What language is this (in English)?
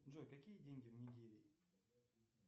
Russian